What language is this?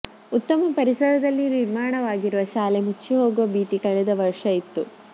Kannada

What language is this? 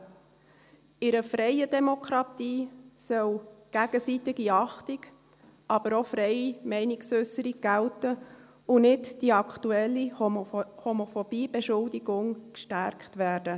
Swiss German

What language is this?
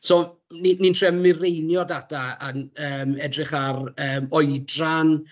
Welsh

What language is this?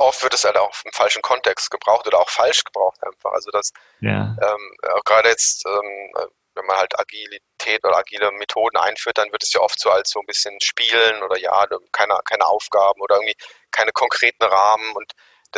German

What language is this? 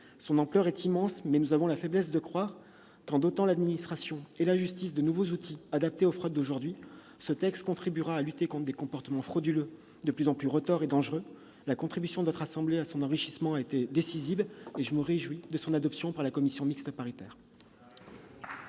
French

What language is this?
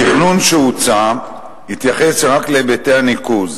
Hebrew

